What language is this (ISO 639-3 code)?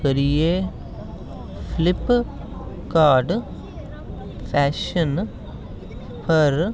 doi